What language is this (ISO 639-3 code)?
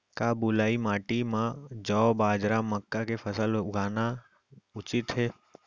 hne